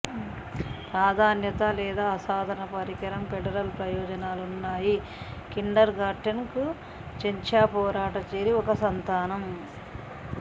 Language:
Telugu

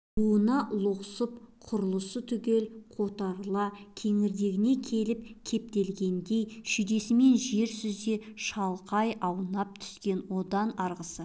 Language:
Kazakh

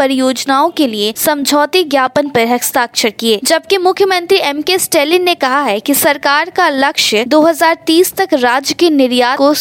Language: Hindi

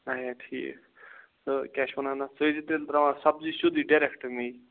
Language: Kashmiri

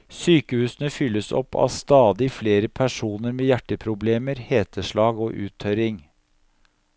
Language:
Norwegian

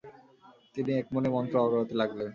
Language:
Bangla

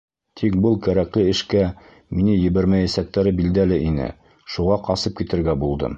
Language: Bashkir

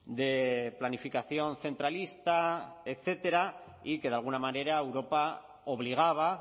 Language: Spanish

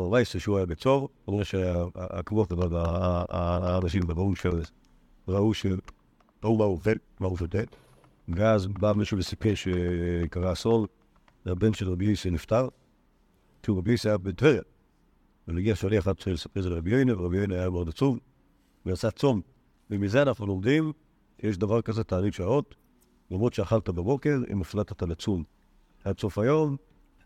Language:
Hebrew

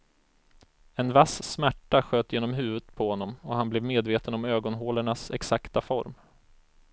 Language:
Swedish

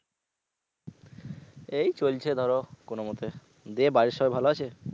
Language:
Bangla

